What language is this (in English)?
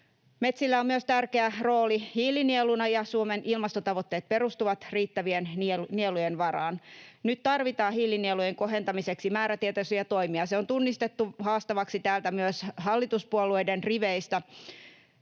Finnish